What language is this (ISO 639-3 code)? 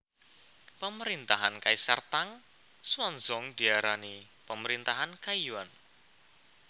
jav